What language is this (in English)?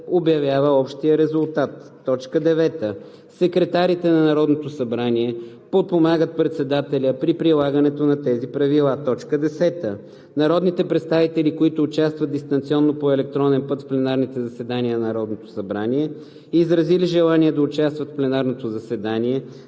Bulgarian